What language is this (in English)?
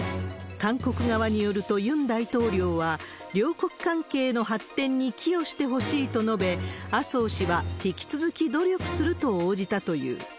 Japanese